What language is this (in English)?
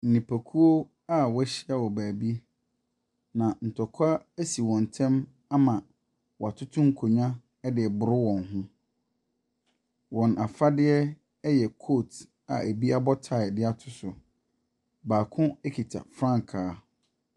Akan